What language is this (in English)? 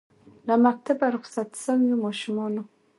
Pashto